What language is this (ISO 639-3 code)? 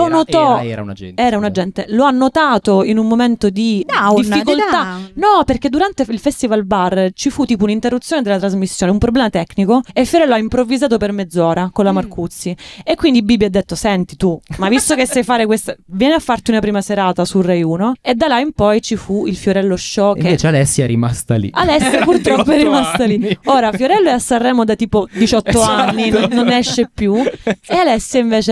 ita